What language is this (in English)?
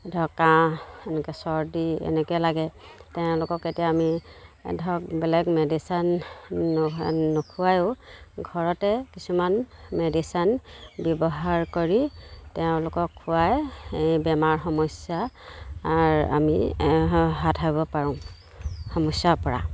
Assamese